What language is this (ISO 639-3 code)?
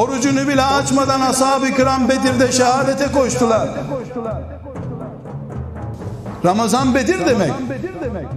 tur